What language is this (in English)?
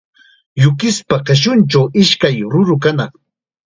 Chiquián Ancash Quechua